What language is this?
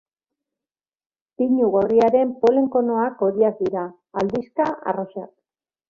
Basque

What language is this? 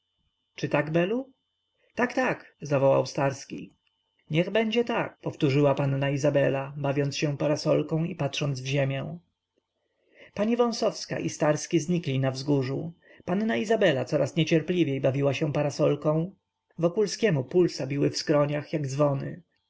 Polish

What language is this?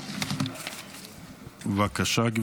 Hebrew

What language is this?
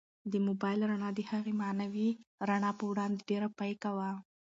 Pashto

